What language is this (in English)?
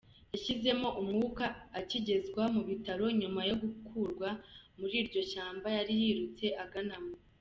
Kinyarwanda